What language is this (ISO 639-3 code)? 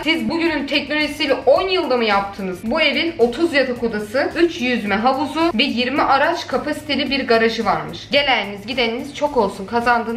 tur